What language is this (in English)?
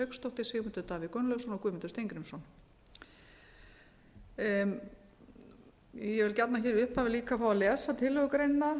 Icelandic